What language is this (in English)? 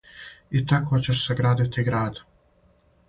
Serbian